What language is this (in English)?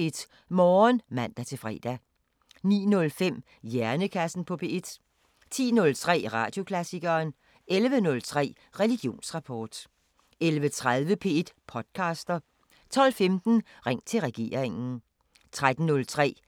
Danish